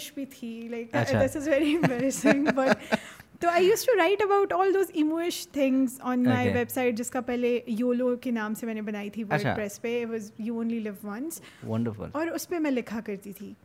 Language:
Urdu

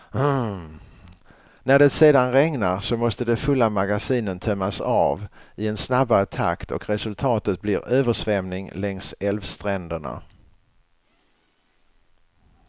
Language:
Swedish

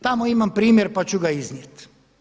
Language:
Croatian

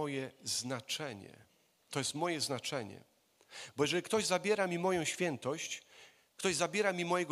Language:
Polish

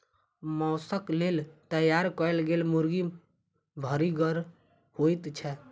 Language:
Maithili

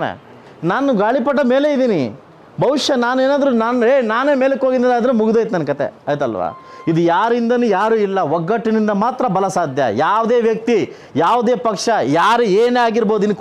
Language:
Romanian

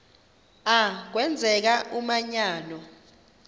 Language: Xhosa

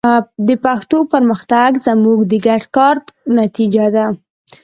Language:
Pashto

